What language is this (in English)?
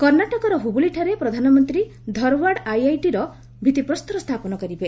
Odia